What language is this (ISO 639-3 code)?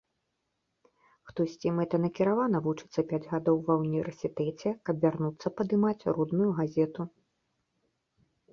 bel